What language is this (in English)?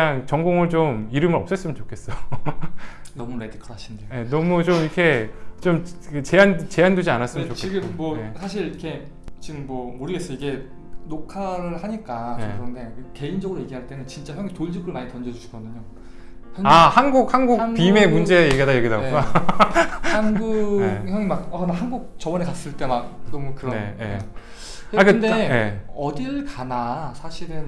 Korean